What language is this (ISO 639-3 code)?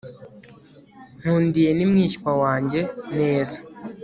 kin